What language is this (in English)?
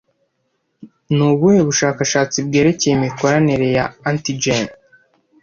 Kinyarwanda